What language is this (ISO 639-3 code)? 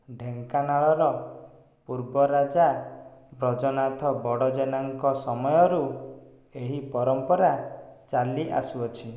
ori